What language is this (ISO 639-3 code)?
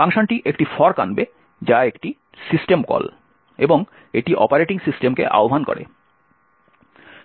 ben